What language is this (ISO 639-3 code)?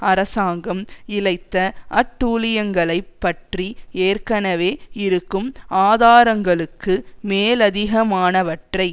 tam